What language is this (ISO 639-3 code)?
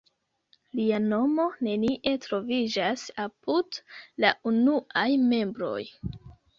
epo